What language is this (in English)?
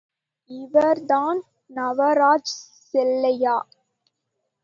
Tamil